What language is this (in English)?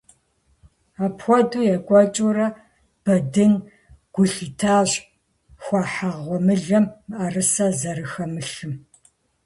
Kabardian